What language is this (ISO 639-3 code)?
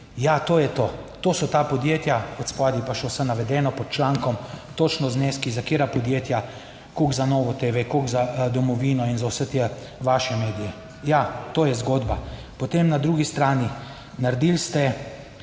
slv